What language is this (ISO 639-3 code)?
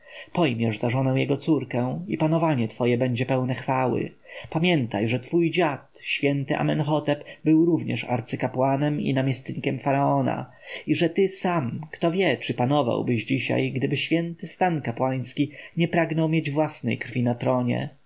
pol